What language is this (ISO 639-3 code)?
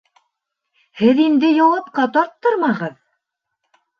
bak